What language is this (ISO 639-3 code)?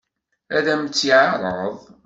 kab